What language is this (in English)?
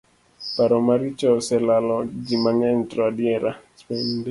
Luo (Kenya and Tanzania)